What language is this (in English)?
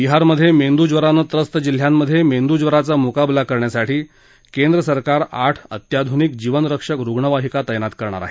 Marathi